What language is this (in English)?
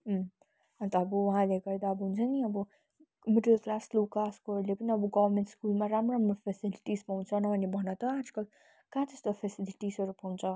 Nepali